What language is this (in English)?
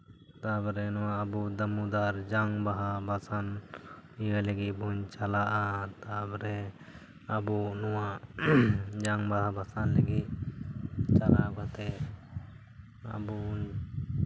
Santali